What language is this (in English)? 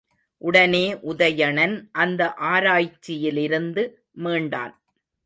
Tamil